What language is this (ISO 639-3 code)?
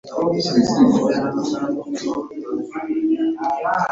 lug